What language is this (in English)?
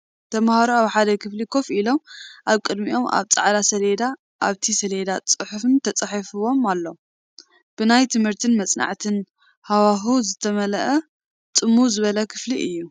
Tigrinya